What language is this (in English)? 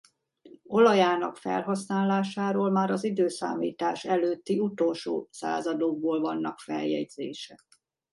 Hungarian